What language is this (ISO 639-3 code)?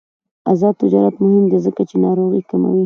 pus